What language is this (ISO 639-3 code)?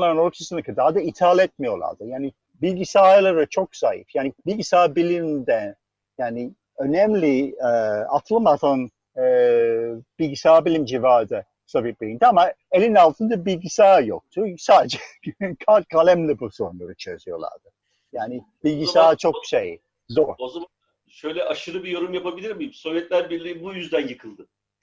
tur